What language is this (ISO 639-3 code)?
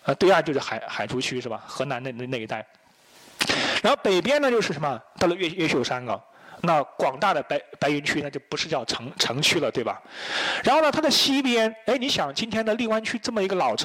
zho